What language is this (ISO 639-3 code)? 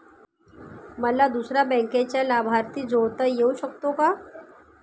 mar